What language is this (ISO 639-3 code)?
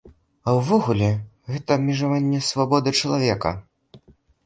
bel